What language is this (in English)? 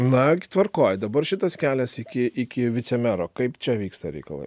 Lithuanian